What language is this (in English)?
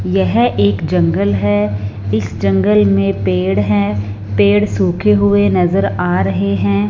Hindi